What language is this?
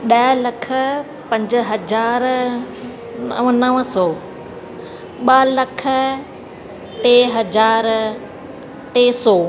Sindhi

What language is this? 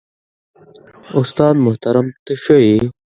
Pashto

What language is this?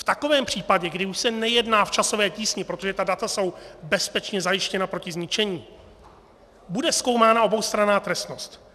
Czech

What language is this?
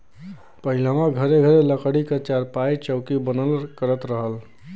Bhojpuri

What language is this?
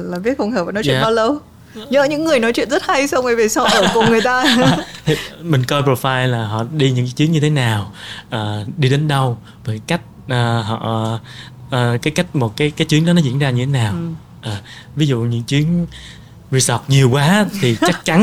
Vietnamese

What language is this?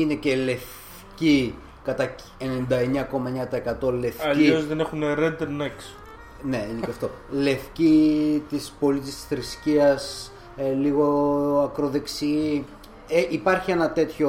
Greek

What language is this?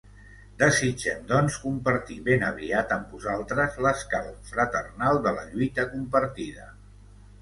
Catalan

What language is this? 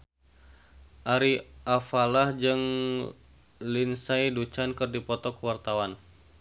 Sundanese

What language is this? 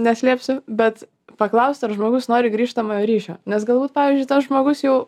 Lithuanian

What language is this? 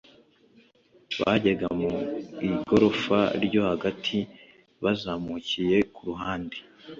Kinyarwanda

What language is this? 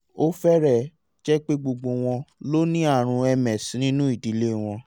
Yoruba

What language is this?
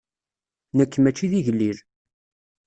Kabyle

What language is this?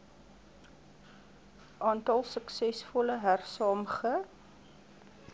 Afrikaans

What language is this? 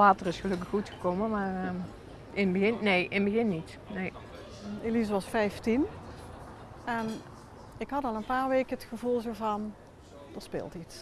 Dutch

